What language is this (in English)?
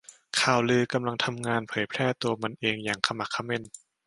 Thai